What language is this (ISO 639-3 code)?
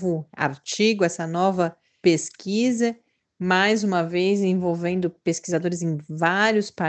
por